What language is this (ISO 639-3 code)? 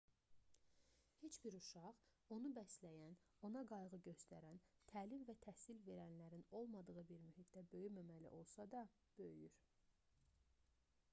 aze